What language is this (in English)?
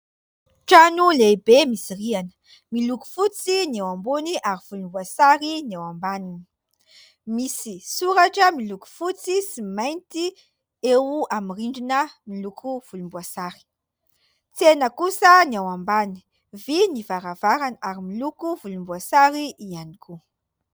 Malagasy